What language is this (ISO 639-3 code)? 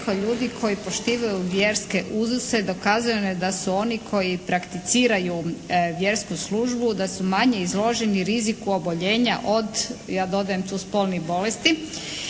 hrv